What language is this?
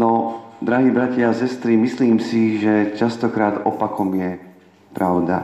Slovak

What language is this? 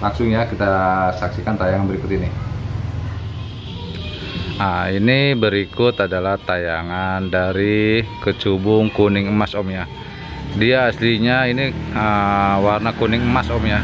Indonesian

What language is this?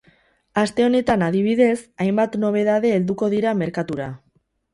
Basque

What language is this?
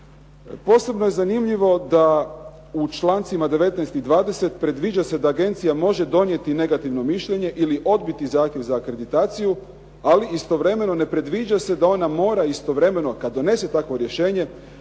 Croatian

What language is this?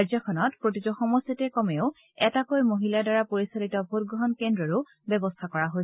Assamese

